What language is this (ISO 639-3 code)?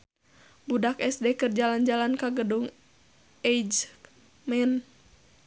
sun